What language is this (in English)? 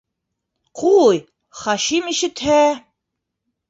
Bashkir